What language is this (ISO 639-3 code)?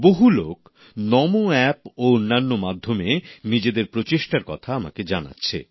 ben